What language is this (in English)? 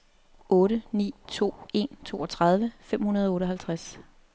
Danish